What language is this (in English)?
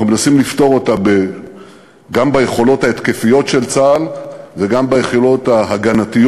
Hebrew